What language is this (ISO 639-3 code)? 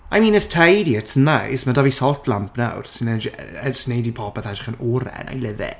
cym